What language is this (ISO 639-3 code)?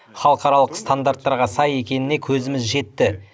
kaz